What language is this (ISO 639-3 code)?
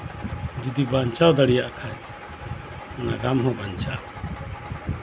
sat